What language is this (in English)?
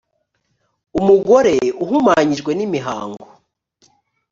Kinyarwanda